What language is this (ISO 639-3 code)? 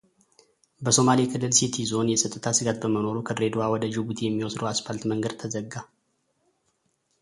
amh